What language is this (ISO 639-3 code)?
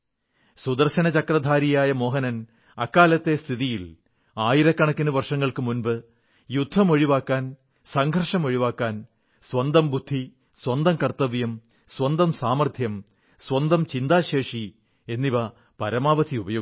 mal